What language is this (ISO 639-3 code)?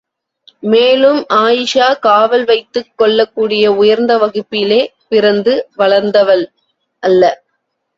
tam